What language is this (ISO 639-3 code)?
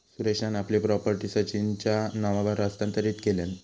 mar